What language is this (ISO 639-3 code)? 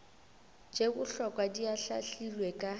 nso